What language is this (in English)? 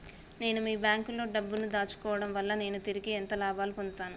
Telugu